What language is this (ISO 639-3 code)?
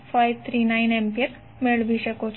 guj